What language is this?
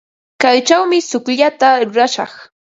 Ambo-Pasco Quechua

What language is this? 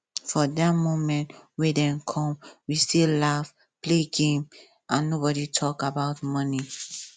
Nigerian Pidgin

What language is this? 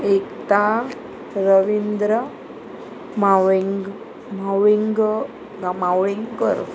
Konkani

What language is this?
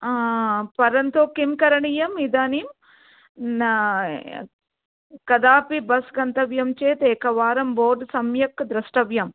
Sanskrit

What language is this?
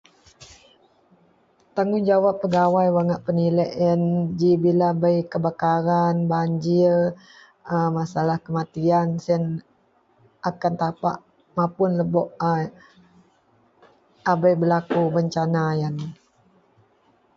Central Melanau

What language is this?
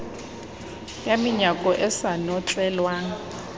Southern Sotho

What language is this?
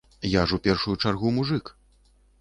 Belarusian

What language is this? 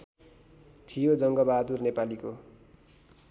Nepali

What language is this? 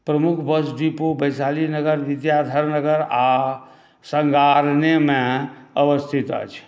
Maithili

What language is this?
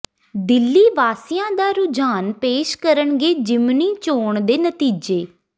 Punjabi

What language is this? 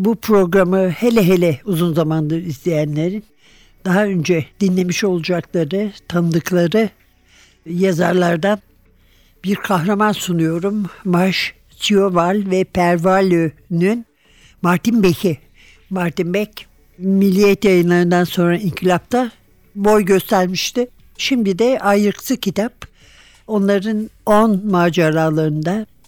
Turkish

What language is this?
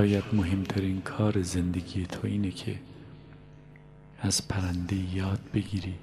Persian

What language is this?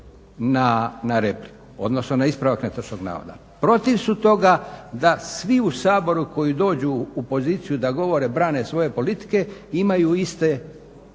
Croatian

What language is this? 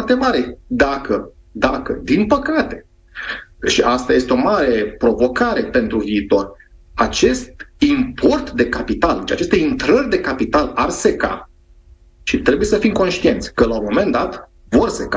Romanian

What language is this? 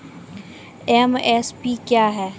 Maithili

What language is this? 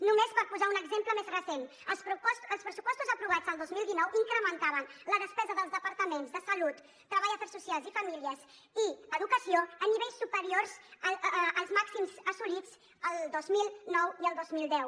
Catalan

